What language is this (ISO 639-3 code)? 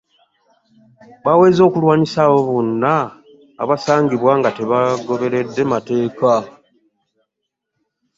lug